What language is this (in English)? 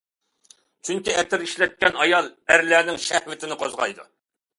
Uyghur